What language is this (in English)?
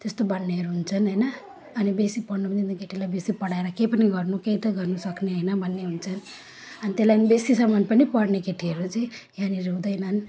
Nepali